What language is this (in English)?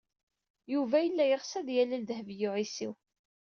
Kabyle